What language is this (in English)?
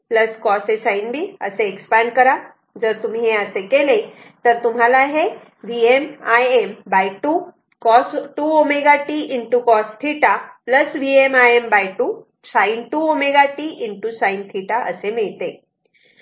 Marathi